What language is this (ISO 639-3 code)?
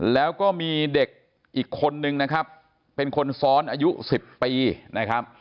tha